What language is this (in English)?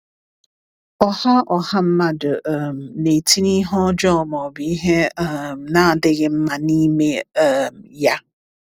Igbo